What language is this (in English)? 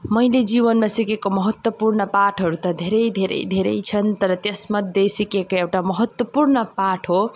Nepali